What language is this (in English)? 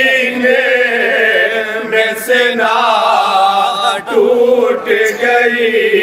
Arabic